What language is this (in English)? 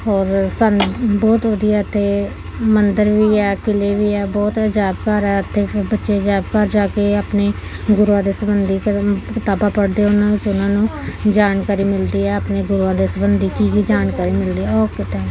Punjabi